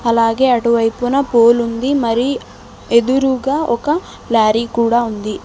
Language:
Telugu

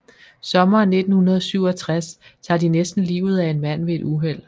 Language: Danish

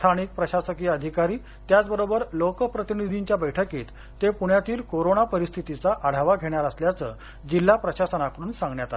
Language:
Marathi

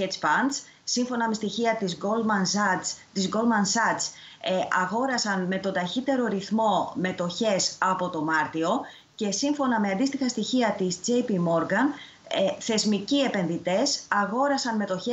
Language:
Greek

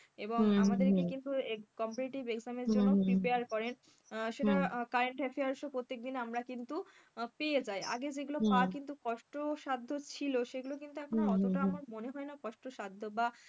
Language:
Bangla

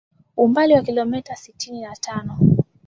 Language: Swahili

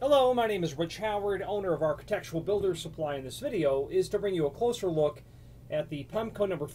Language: English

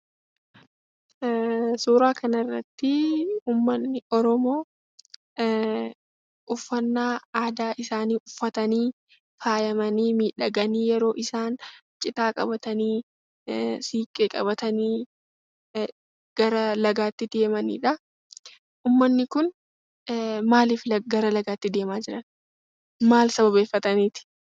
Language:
Oromo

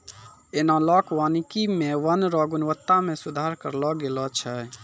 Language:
Maithili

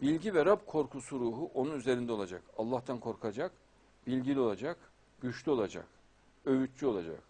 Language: Turkish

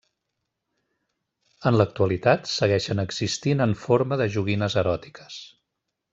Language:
Catalan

